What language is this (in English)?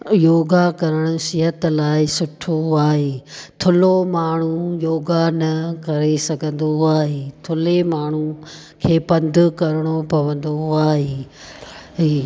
Sindhi